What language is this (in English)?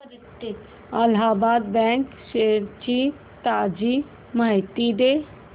Marathi